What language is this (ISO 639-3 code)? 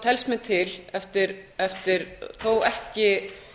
isl